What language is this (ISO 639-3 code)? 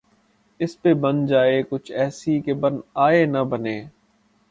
urd